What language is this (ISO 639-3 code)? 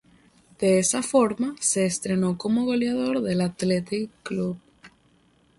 spa